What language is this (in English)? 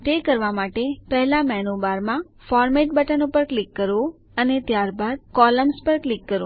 Gujarati